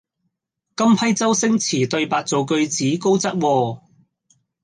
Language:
Cantonese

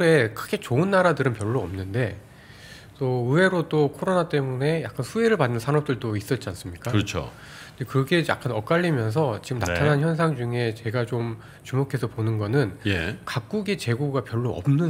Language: Korean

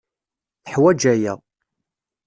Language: Kabyle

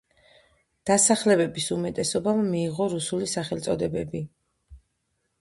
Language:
Georgian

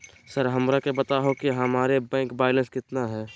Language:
Magahi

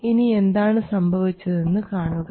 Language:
Malayalam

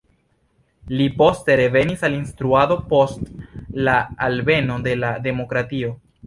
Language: Esperanto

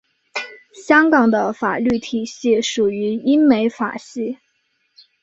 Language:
Chinese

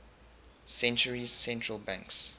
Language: English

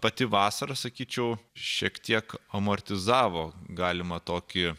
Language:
Lithuanian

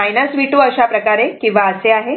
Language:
Marathi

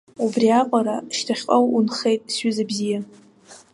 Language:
Abkhazian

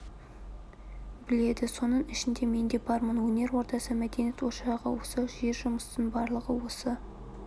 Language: Kazakh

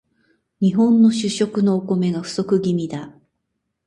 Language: Japanese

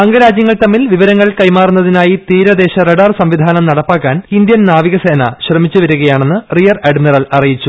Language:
Malayalam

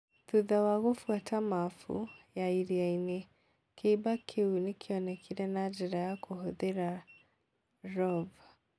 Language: Kikuyu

